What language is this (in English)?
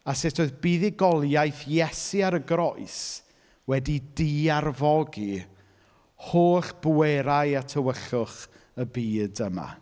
Welsh